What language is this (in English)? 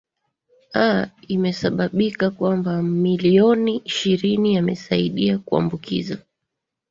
Swahili